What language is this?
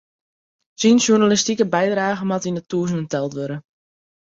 Western Frisian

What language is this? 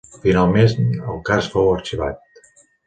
Catalan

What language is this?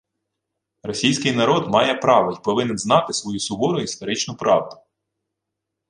Ukrainian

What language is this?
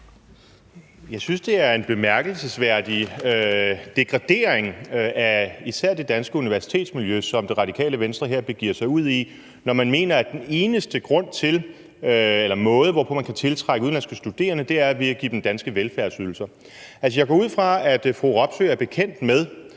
Danish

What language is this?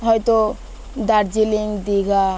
Bangla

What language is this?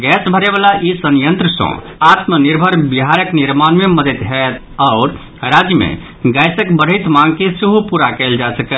Maithili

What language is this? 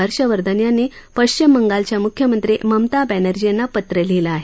Marathi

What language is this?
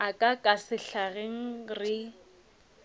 Northern Sotho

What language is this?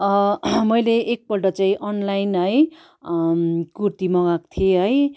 Nepali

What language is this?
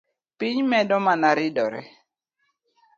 Luo (Kenya and Tanzania)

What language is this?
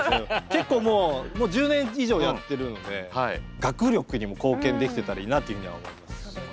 Japanese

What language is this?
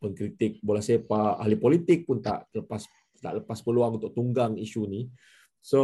Malay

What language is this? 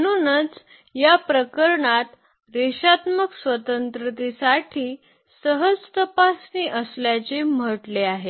Marathi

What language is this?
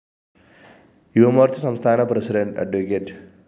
Malayalam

